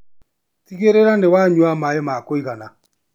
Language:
Kikuyu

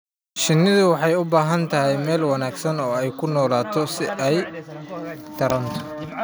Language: Somali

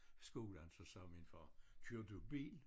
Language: Danish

